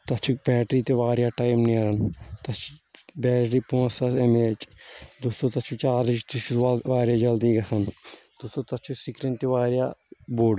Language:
Kashmiri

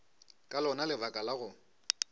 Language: Northern Sotho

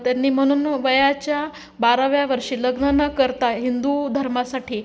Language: Marathi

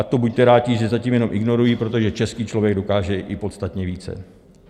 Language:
Czech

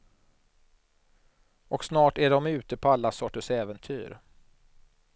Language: Swedish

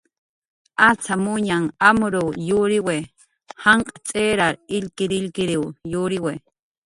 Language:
Jaqaru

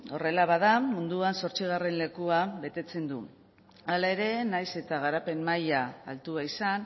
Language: Basque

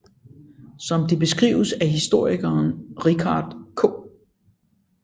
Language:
Danish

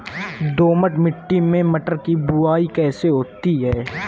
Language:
Hindi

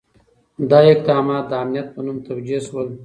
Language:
Pashto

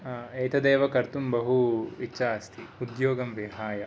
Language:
Sanskrit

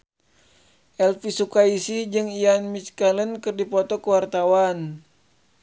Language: Sundanese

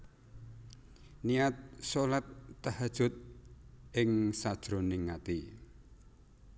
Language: Javanese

